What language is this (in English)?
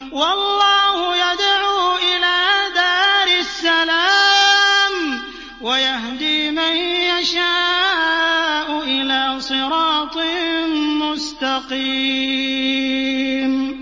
Arabic